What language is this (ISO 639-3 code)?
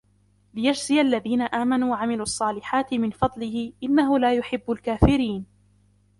ara